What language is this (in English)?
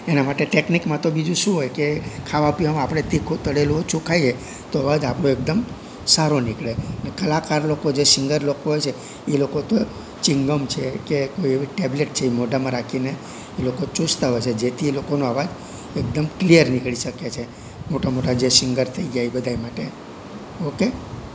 Gujarati